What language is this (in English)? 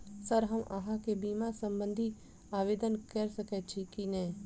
Maithili